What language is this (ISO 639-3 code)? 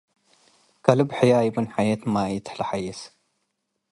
tig